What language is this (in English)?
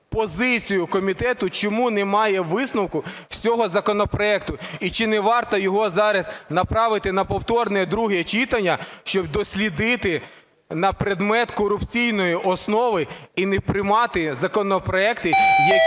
Ukrainian